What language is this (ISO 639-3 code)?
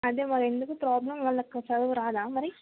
tel